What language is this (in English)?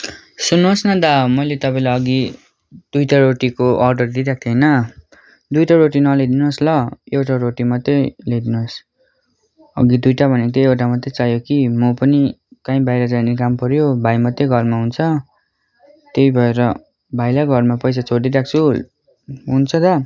Nepali